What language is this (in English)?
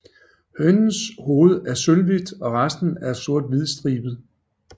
Danish